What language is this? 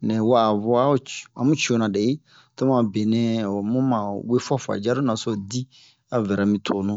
Bomu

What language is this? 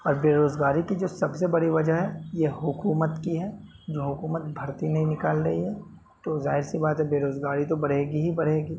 Urdu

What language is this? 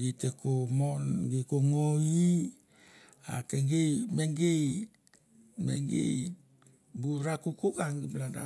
Mandara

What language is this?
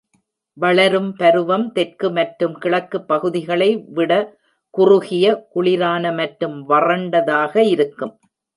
Tamil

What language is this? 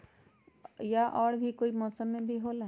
Magahi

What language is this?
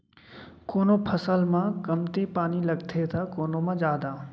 Chhattisgarhi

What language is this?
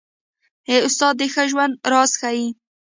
Pashto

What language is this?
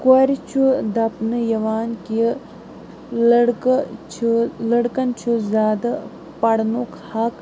Kashmiri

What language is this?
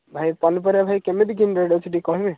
Odia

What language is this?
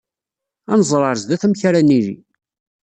Kabyle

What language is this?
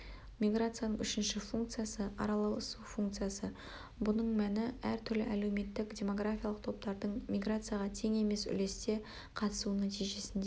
Kazakh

